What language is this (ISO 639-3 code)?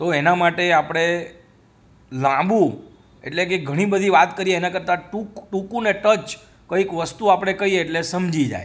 guj